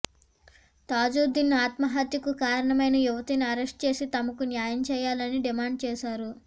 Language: Telugu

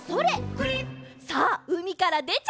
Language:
Japanese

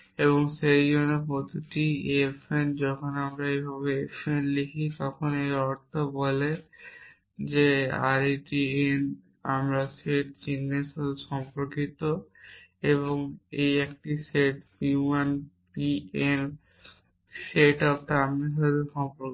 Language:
Bangla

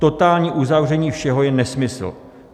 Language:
Czech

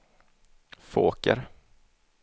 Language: Swedish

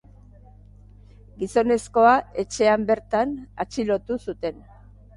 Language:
Basque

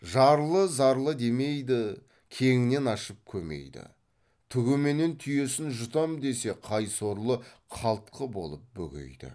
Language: Kazakh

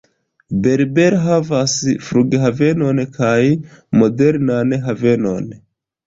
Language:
Esperanto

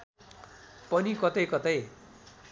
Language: Nepali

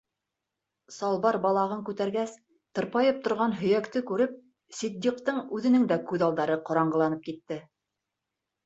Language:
Bashkir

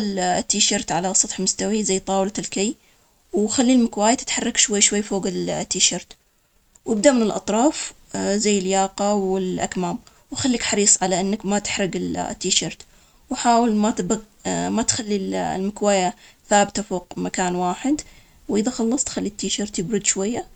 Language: Omani Arabic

